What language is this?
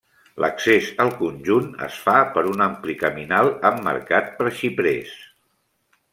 Catalan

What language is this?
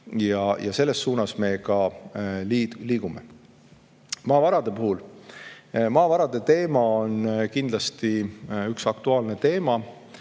Estonian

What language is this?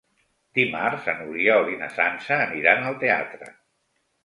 Catalan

